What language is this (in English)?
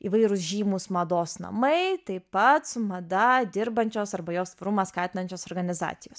Lithuanian